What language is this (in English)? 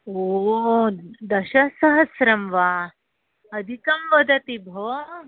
Sanskrit